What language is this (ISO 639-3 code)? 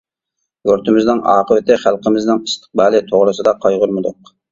uig